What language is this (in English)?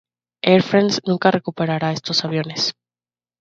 Spanish